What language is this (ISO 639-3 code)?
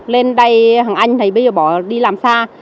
vie